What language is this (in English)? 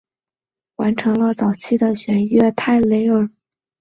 Chinese